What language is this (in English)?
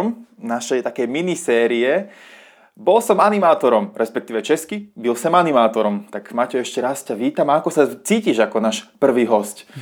Czech